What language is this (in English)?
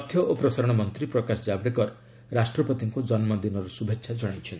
Odia